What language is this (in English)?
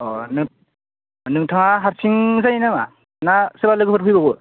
Bodo